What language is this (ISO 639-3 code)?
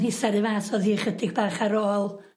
cym